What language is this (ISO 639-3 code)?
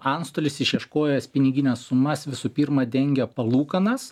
lit